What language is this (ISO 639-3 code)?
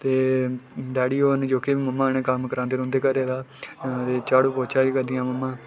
doi